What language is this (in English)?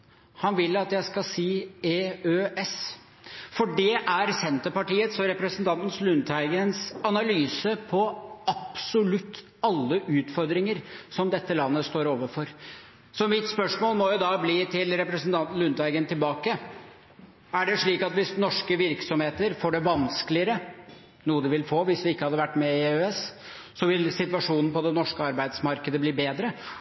Norwegian Bokmål